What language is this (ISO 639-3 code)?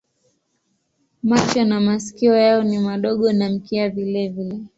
swa